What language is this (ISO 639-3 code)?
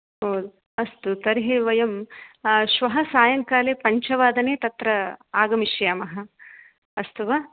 san